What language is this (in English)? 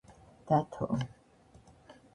Georgian